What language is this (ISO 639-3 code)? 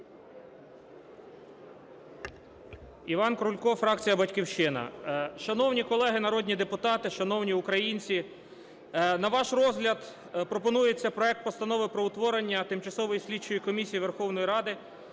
ukr